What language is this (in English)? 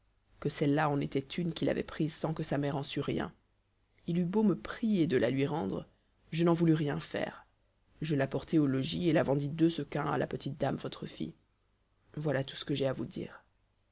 French